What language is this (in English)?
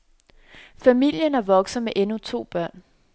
Danish